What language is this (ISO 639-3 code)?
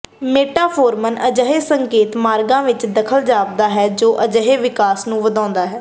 pan